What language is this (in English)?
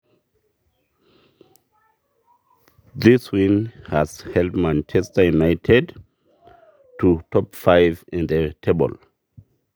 Masai